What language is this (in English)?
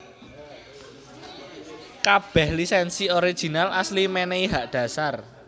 Javanese